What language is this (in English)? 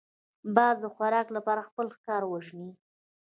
Pashto